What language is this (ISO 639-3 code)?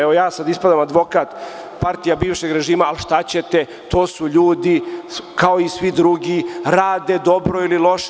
srp